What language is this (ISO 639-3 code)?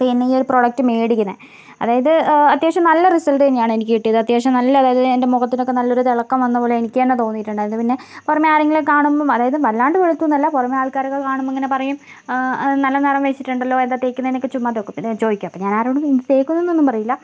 mal